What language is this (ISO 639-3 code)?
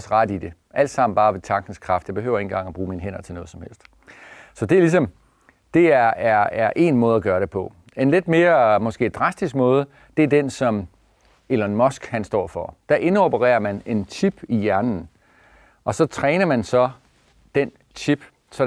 dan